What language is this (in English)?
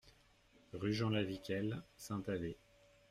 French